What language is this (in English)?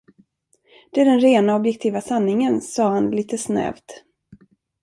Swedish